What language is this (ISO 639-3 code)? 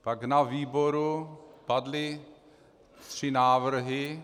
ces